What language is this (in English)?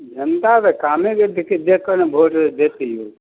Maithili